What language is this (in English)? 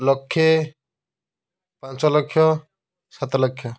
Odia